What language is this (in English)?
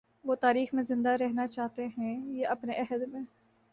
Urdu